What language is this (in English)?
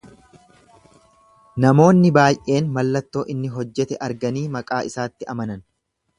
Oromo